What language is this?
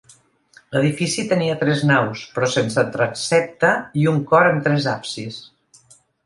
Catalan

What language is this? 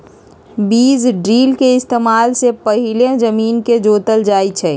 Magahi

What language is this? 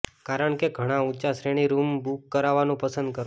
Gujarati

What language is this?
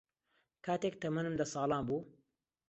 Central Kurdish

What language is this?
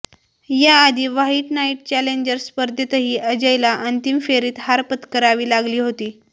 Marathi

